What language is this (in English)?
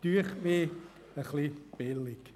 Swiss German